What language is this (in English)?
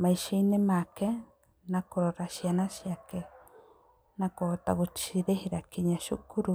Kikuyu